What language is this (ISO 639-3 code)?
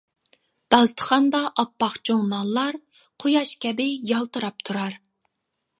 uig